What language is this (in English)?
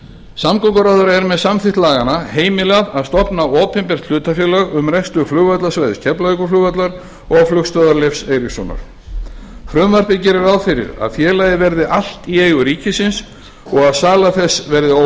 Icelandic